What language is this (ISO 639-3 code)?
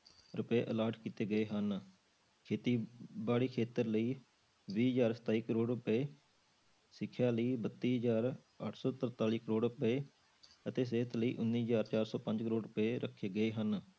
pan